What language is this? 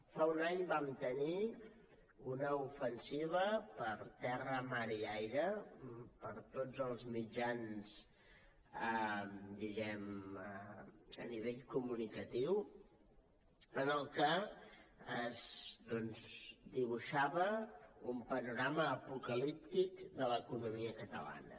Catalan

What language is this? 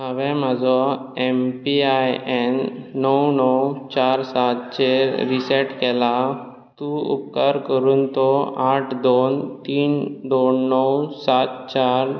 Konkani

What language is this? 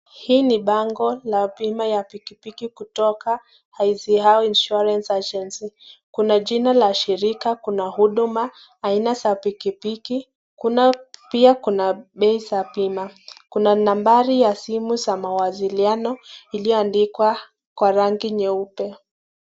Swahili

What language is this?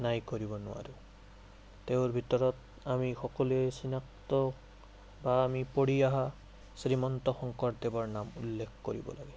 Assamese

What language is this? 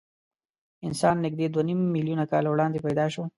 Pashto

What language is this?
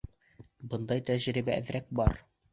Bashkir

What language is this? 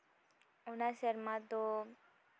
Santali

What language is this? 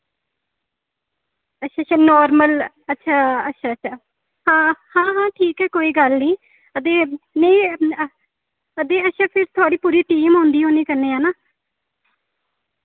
Dogri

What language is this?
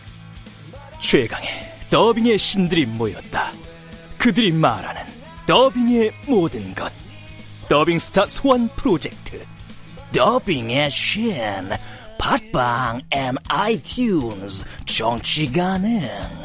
Korean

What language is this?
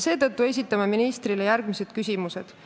Estonian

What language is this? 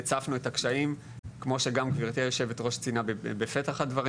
Hebrew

